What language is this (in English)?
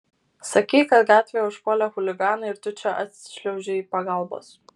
Lithuanian